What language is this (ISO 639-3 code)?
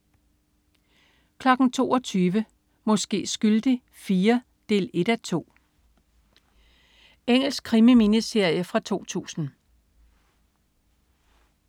dan